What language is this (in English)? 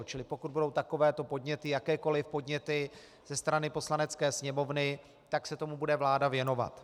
Czech